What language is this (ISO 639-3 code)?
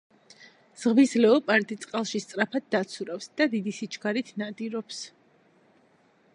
kat